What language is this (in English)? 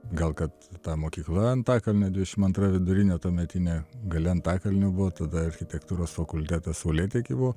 Lithuanian